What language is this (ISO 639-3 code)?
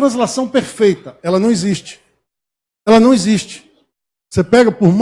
por